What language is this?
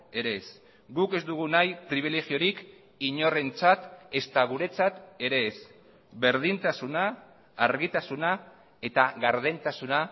Basque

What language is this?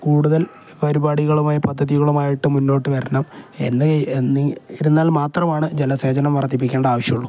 Malayalam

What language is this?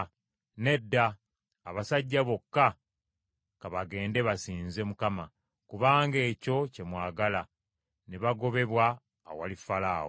Ganda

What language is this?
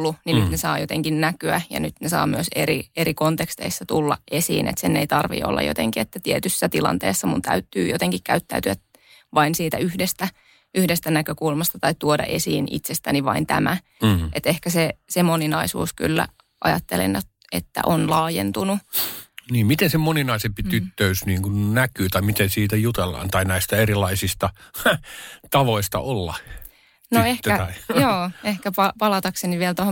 Finnish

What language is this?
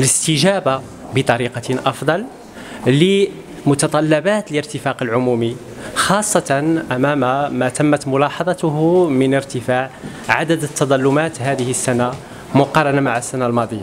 Arabic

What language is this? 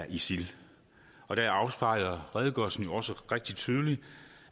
Danish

